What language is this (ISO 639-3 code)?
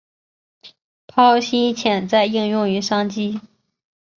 zho